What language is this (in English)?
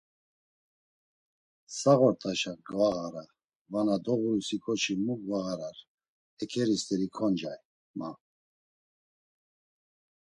Laz